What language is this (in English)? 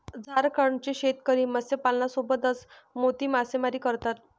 Marathi